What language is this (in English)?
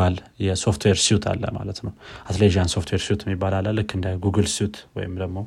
Amharic